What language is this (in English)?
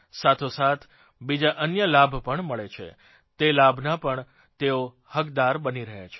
Gujarati